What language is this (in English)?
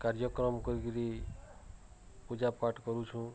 Odia